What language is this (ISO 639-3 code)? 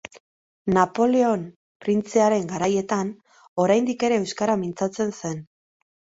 eus